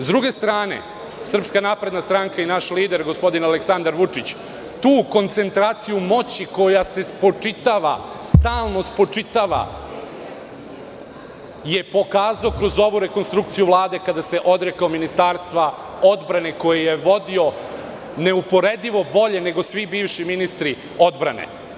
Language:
Serbian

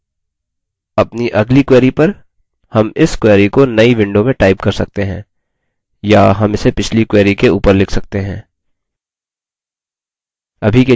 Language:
Hindi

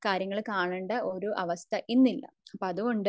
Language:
Malayalam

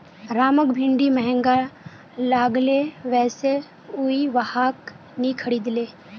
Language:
Magahi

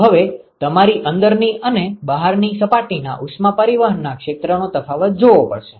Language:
Gujarati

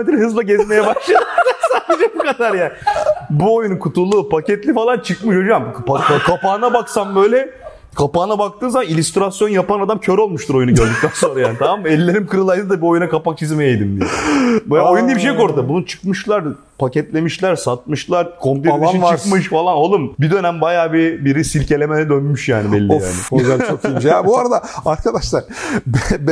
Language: Turkish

